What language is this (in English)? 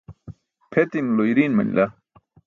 Burushaski